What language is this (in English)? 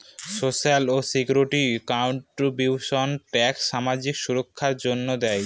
Bangla